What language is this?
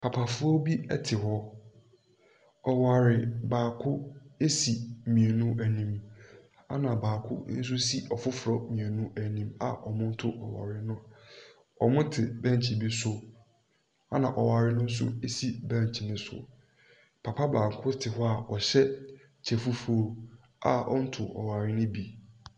Akan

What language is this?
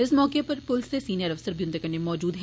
Dogri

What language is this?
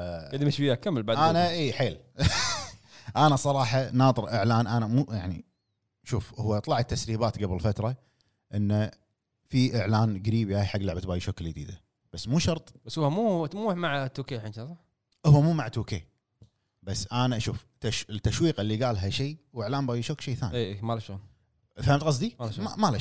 Arabic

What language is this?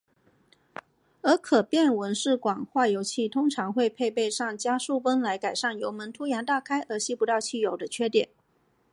Chinese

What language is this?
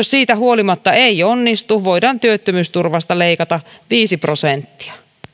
Finnish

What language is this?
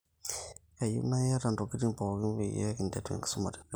Masai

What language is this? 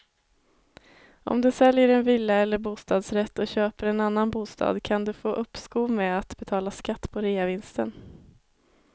Swedish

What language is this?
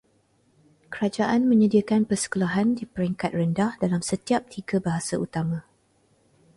Malay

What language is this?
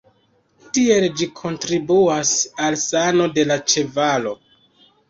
Esperanto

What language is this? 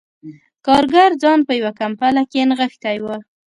Pashto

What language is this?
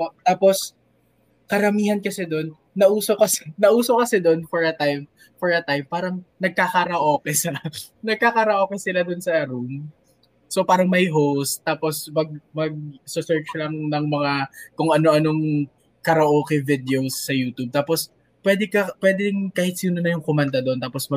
Filipino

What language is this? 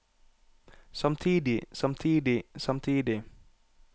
Norwegian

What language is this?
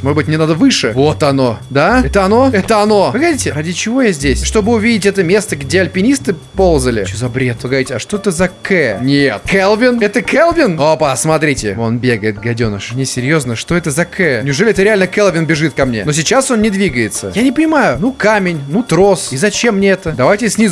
Russian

